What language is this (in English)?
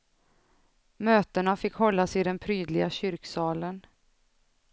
Swedish